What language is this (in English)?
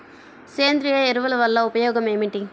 Telugu